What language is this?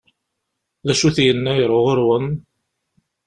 Kabyle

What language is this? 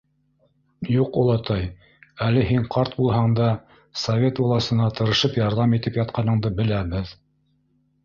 Bashkir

